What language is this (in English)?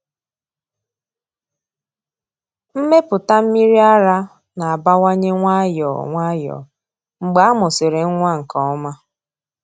Igbo